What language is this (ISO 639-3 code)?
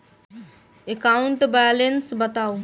mai